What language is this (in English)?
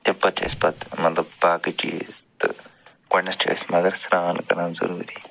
Kashmiri